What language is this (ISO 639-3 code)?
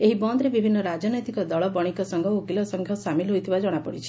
ori